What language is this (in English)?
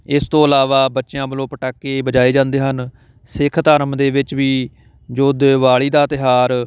Punjabi